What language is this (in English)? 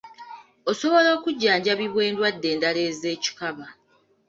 Ganda